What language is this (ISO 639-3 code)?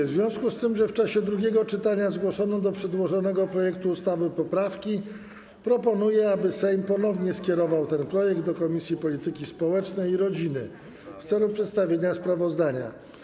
pol